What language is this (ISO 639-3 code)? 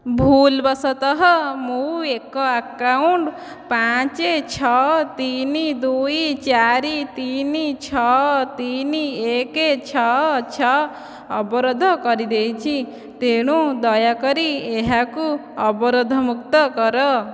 ori